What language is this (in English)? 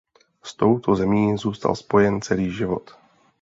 Czech